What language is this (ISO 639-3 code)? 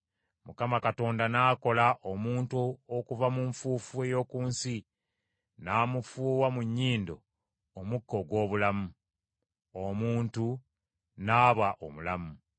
lug